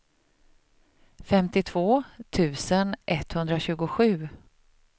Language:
Swedish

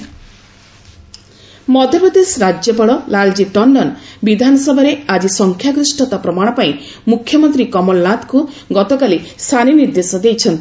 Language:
Odia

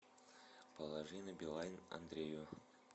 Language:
Russian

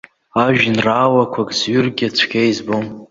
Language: Abkhazian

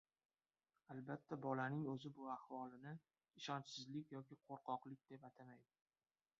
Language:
Uzbek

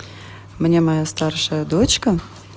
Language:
Russian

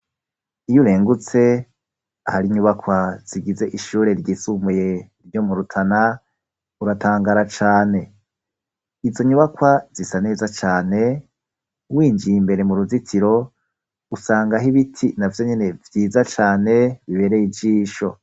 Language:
Rundi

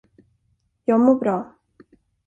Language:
Swedish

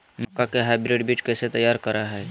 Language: Magahi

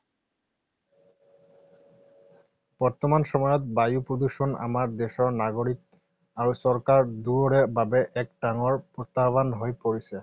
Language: Assamese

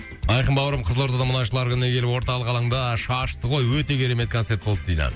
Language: Kazakh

